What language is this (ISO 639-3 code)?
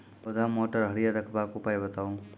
mai